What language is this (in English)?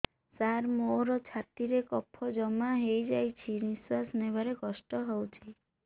Odia